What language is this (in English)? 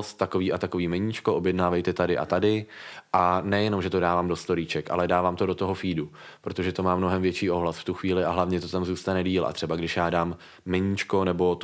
Czech